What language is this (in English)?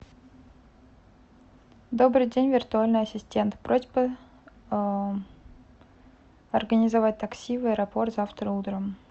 Russian